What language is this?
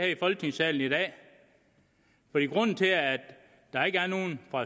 Danish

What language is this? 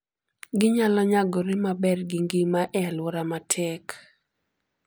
Luo (Kenya and Tanzania)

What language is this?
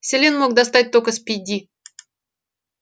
Russian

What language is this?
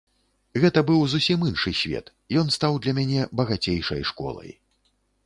Belarusian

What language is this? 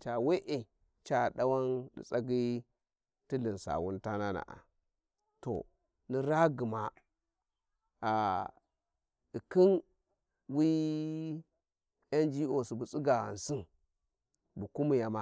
Warji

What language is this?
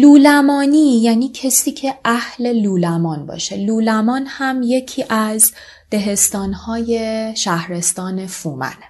Persian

